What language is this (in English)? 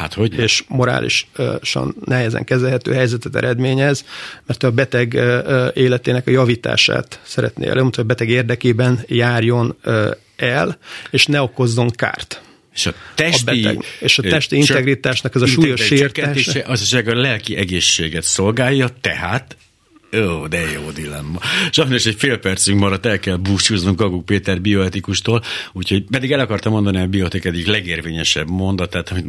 Hungarian